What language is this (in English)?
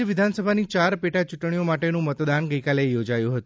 Gujarati